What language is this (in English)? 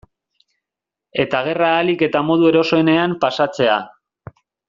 Basque